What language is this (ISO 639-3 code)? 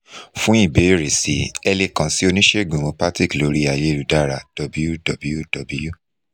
yor